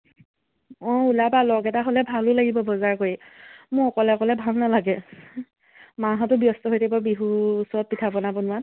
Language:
Assamese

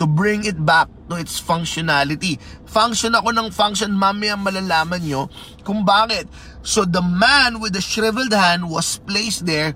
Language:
Filipino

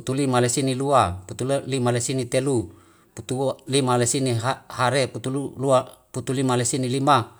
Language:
Wemale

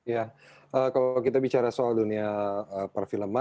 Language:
Indonesian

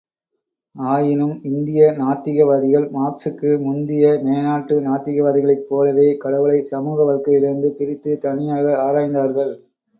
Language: Tamil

